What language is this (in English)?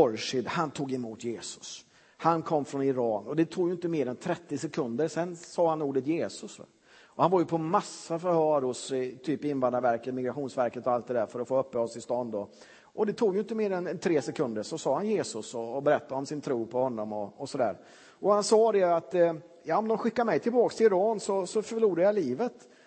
Swedish